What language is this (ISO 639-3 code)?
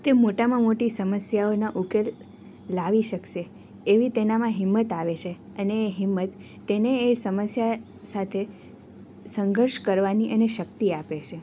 guj